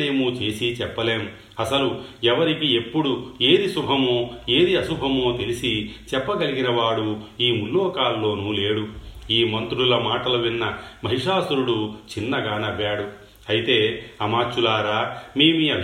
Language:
Telugu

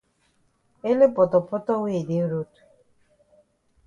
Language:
Cameroon Pidgin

